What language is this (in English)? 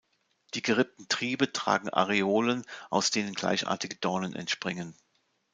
German